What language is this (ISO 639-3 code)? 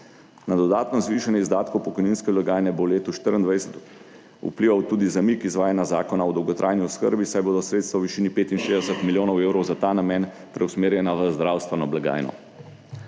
slv